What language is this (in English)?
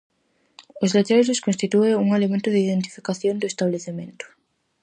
Galician